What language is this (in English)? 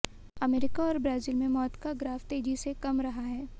Hindi